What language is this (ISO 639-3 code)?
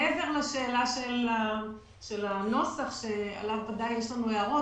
heb